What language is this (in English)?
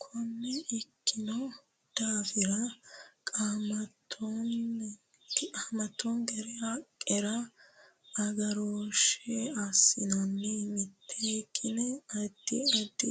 Sidamo